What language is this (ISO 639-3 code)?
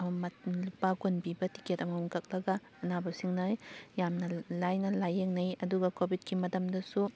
mni